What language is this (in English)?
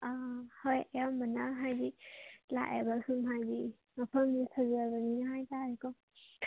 Manipuri